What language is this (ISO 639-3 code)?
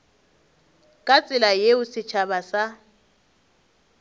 nso